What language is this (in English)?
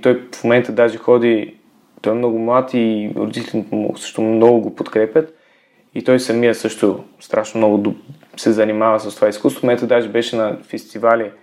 Bulgarian